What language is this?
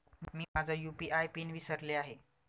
Marathi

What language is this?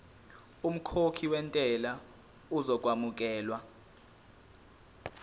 Zulu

